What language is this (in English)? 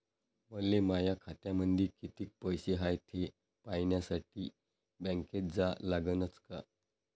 Marathi